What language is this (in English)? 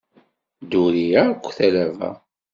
Kabyle